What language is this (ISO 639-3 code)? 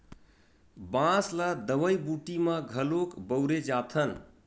hne